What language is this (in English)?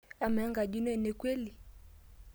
Masai